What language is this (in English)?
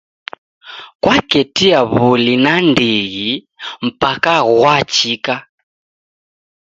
Taita